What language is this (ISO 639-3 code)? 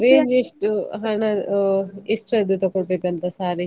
kan